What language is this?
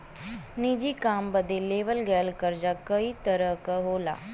Bhojpuri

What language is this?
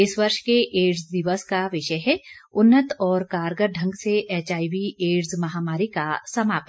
Hindi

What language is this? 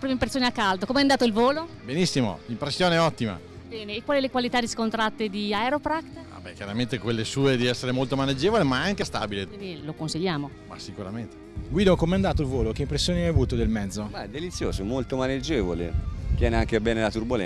Italian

